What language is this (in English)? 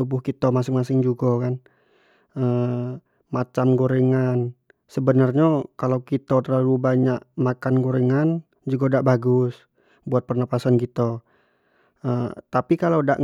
Jambi Malay